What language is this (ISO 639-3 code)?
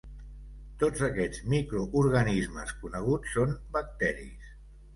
cat